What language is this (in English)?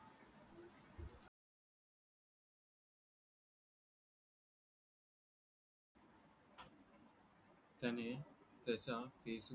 Marathi